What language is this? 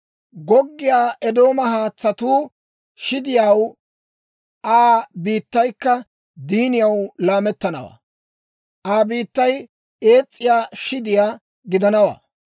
Dawro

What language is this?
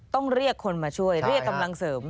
Thai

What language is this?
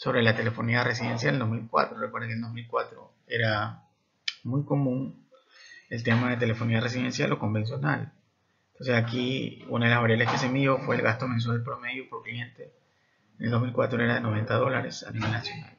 Spanish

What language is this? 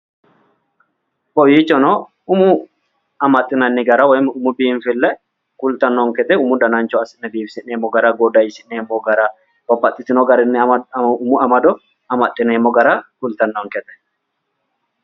Sidamo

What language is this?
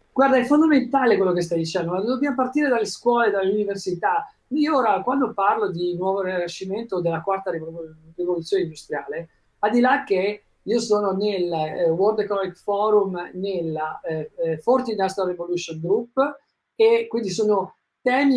Italian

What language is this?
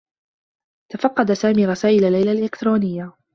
Arabic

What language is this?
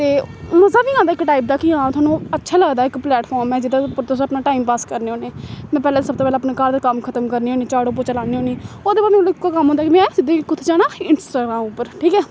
Dogri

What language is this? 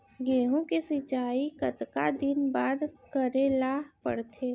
Chhattisgarhi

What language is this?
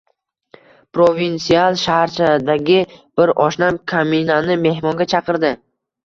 Uzbek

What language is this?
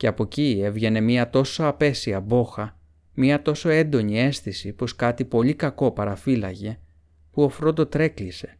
Greek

